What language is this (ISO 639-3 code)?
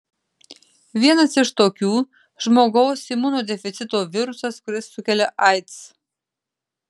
lit